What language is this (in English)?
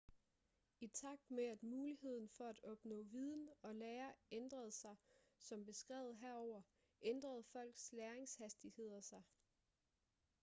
Danish